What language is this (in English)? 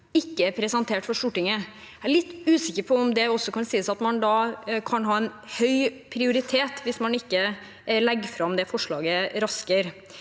Norwegian